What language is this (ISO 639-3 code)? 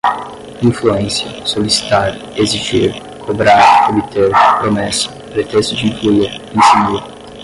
por